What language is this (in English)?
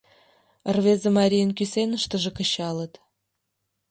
Mari